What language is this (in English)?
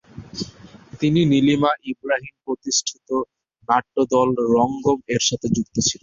Bangla